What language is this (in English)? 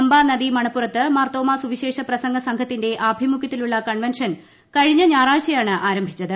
Malayalam